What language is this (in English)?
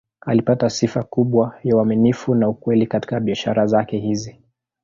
Swahili